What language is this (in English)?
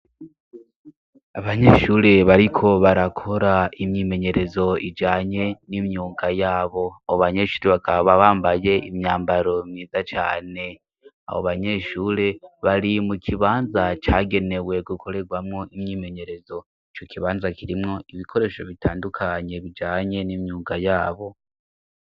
Rundi